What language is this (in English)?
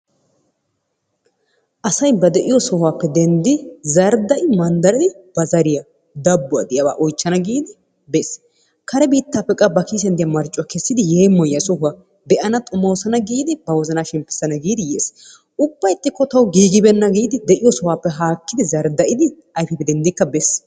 Wolaytta